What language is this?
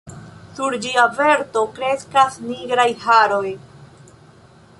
Esperanto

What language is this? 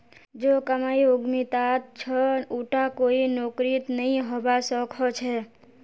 Magahi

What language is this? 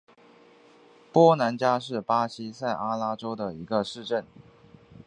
Chinese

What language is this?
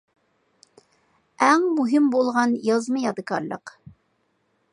Uyghur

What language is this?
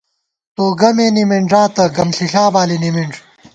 Gawar-Bati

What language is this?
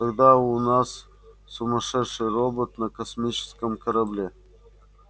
Russian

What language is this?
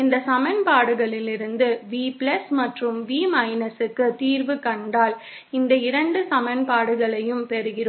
Tamil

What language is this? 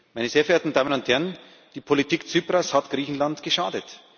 German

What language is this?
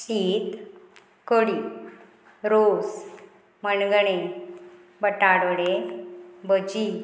Konkani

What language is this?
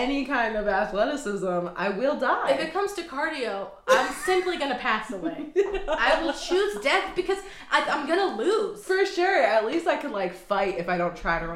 English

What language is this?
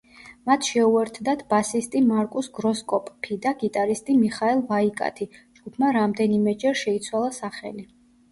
Georgian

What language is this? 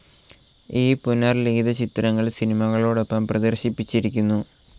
Malayalam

